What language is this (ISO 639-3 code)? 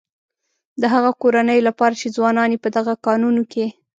pus